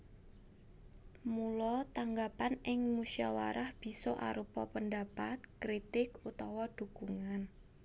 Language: Javanese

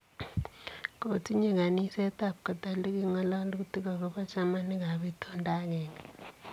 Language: Kalenjin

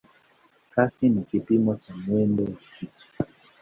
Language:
Swahili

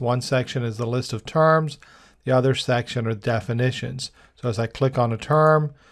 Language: English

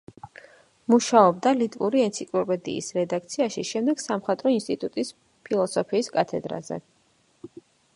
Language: Georgian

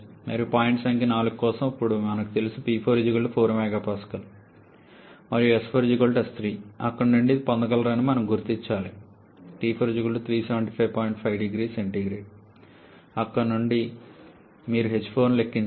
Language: Telugu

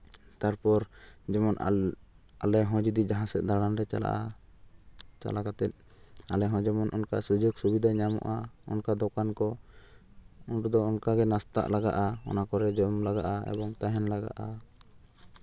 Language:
Santali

